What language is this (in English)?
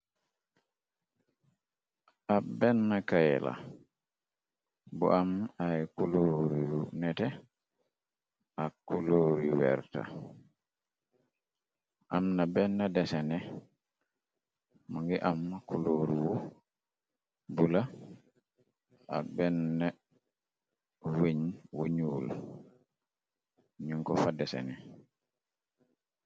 Wolof